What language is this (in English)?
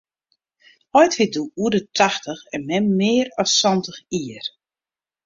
Western Frisian